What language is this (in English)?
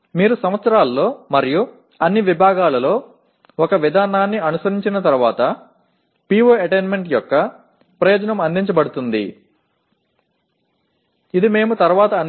Tamil